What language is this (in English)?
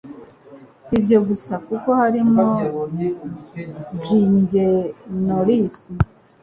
Kinyarwanda